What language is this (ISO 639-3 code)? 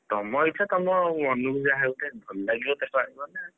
ori